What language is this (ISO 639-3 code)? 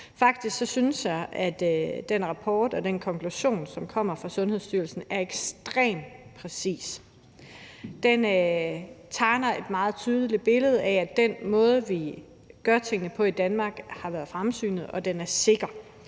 dan